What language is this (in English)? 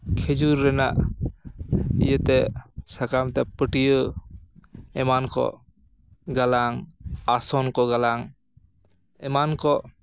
Santali